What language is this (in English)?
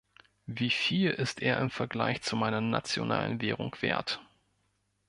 German